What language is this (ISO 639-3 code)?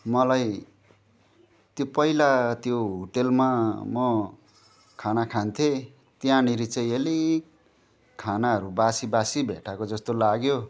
nep